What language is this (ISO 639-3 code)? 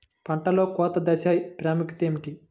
tel